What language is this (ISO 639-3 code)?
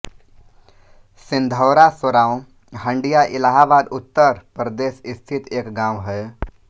hin